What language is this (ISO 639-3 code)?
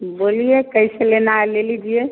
hin